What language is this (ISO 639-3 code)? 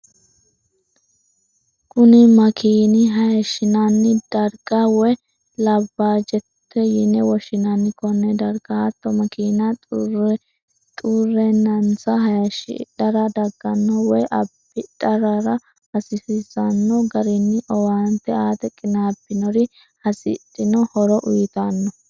sid